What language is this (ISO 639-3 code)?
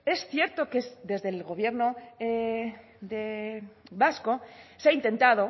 spa